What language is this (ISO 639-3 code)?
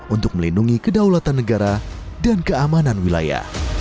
ind